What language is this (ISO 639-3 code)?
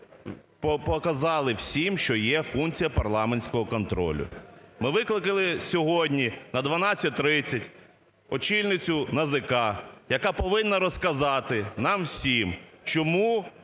ukr